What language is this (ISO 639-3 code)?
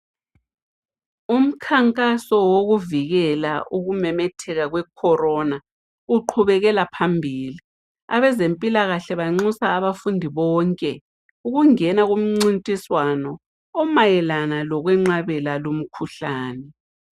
nde